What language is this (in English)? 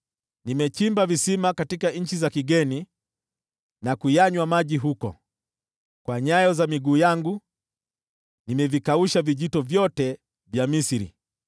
Swahili